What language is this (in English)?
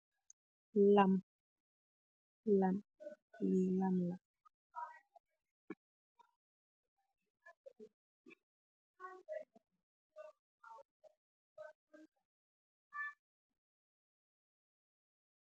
Wolof